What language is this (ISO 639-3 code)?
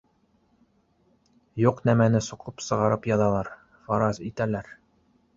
bak